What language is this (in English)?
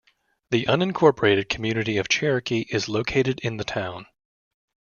English